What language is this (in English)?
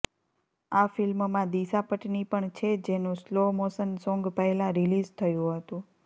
Gujarati